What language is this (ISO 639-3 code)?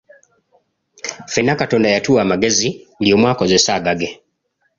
lug